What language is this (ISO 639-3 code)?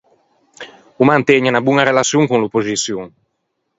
lij